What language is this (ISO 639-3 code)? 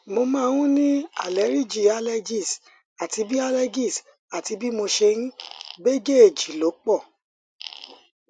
yor